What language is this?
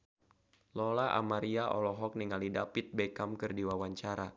Sundanese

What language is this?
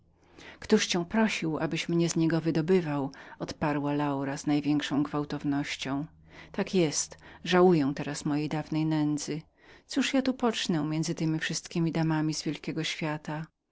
Polish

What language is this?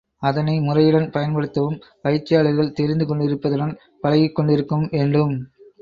Tamil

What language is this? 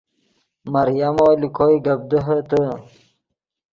Yidgha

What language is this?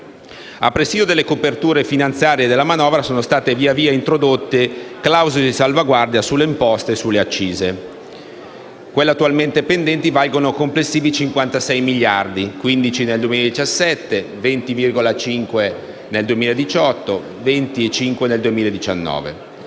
Italian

